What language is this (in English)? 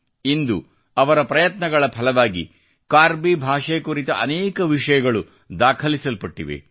Kannada